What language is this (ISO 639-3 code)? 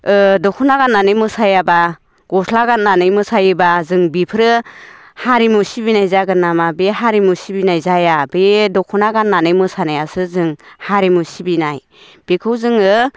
brx